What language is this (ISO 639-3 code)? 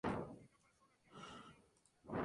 spa